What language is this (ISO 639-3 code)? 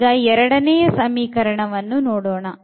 kan